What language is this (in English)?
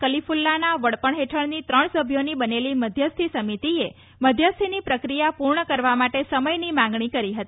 Gujarati